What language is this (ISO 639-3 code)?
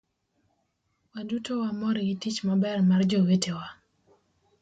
luo